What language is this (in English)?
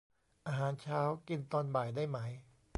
Thai